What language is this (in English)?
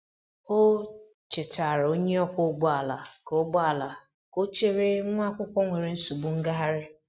Igbo